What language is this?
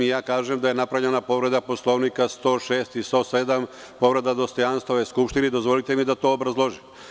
Serbian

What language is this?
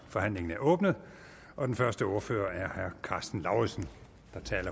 Danish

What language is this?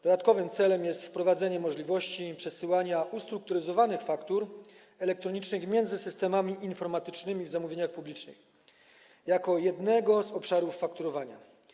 Polish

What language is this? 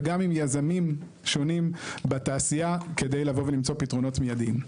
Hebrew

